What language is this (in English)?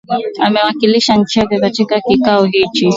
Swahili